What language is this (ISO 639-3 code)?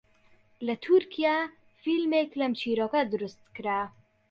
ckb